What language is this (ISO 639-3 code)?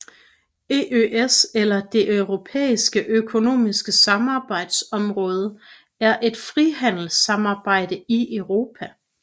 dan